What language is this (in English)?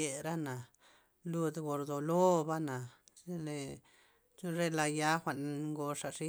Loxicha Zapotec